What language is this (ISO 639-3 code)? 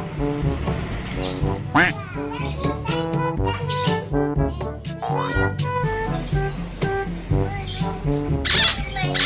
ind